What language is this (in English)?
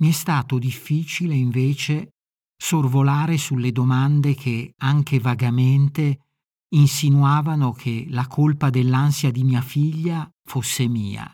Italian